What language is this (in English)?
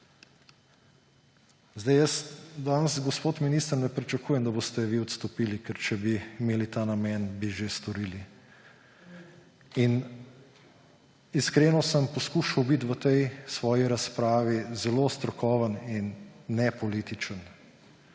Slovenian